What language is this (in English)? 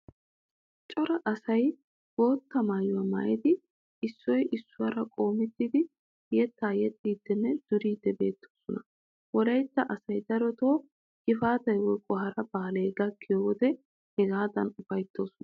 Wolaytta